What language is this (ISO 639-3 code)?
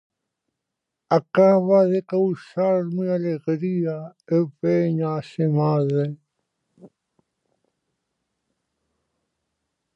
glg